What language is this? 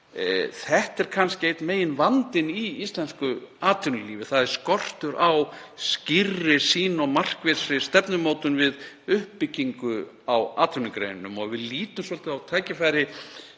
Icelandic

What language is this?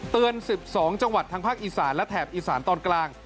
Thai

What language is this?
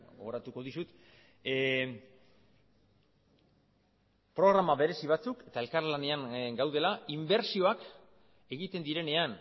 Basque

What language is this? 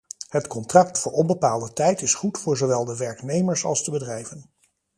Dutch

